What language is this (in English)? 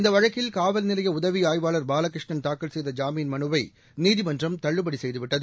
Tamil